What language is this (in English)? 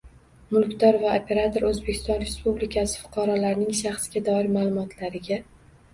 Uzbek